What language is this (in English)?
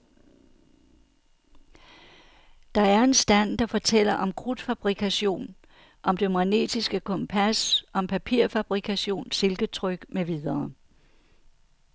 Danish